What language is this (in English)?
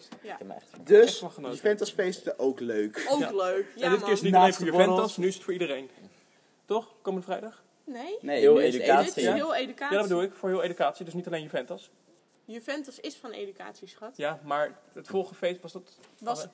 Dutch